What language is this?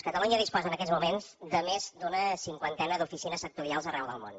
Catalan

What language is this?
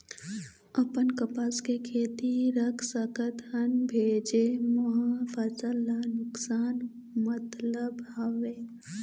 Chhattisgarhi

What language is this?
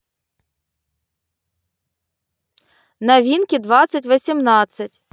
Russian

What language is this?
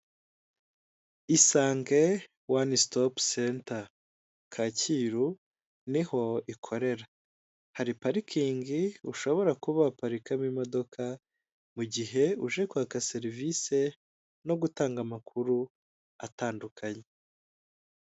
Kinyarwanda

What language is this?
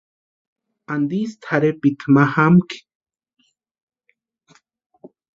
Western Highland Purepecha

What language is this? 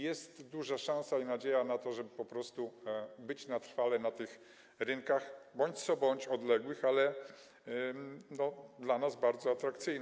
Polish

